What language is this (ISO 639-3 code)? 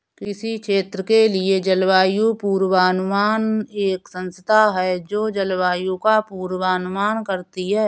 hin